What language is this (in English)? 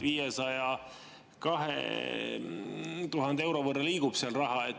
Estonian